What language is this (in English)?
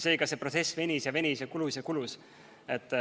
Estonian